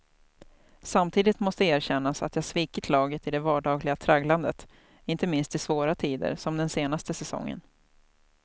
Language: Swedish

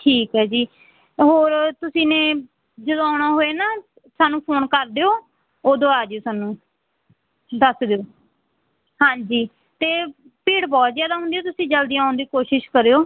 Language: Punjabi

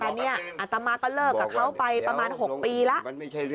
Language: Thai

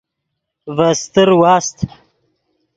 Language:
Yidgha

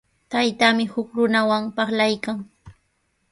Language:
Sihuas Ancash Quechua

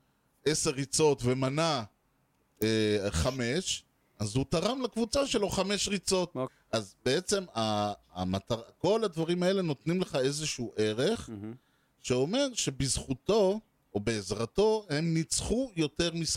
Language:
Hebrew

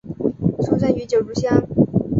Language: Chinese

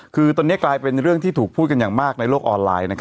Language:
Thai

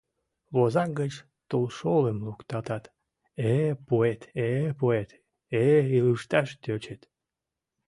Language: Mari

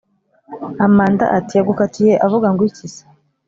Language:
Kinyarwanda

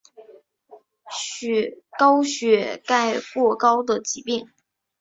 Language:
Chinese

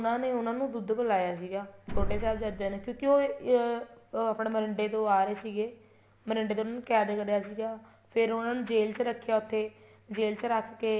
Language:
Punjabi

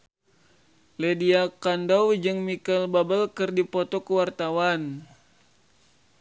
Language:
Sundanese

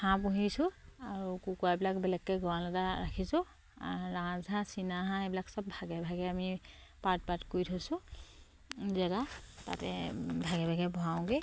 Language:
Assamese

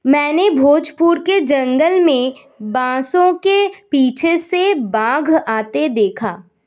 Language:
Hindi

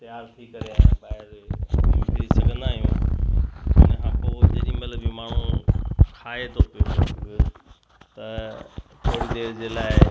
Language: Sindhi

